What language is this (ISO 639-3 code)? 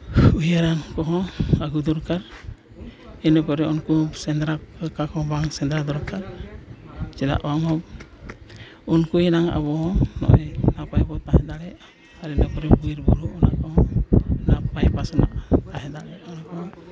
sat